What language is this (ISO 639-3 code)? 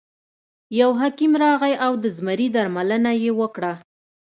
pus